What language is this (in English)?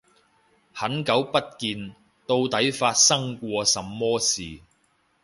Cantonese